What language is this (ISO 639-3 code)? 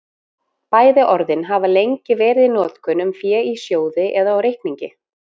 isl